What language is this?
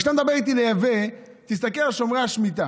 Hebrew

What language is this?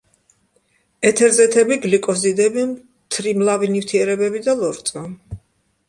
Georgian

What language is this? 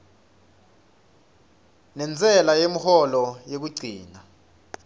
Swati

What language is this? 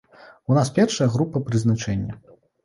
Belarusian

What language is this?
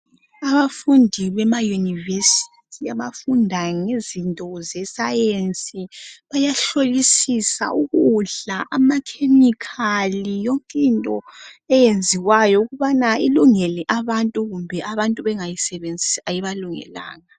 North Ndebele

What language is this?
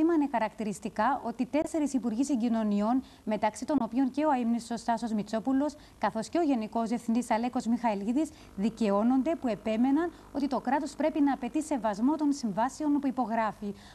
Greek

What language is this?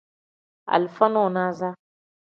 Tem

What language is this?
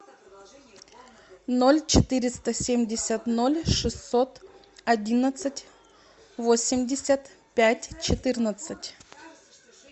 Russian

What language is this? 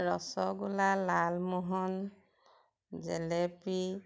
Assamese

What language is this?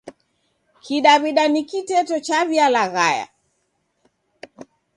Taita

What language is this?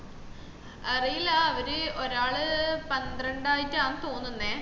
Malayalam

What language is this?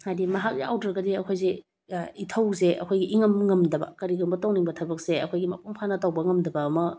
Manipuri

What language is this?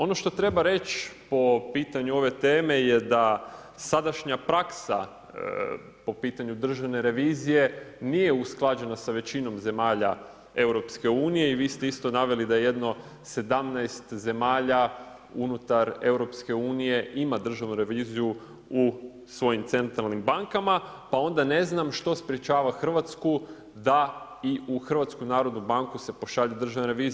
Croatian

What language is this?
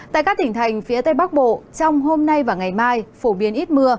Vietnamese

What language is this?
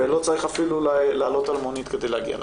Hebrew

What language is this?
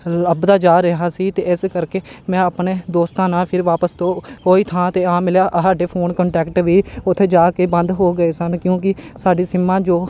Punjabi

